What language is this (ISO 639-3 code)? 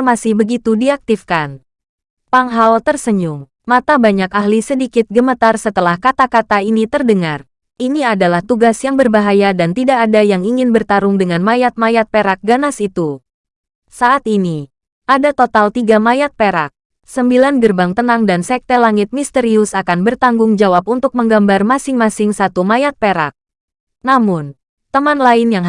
ind